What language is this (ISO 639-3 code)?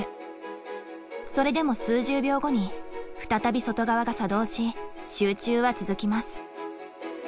jpn